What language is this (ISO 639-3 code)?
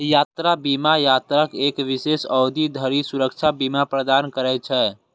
mai